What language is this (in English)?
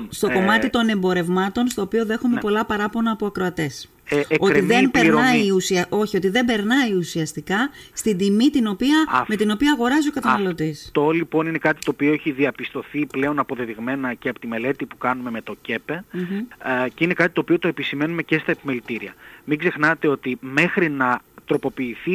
Greek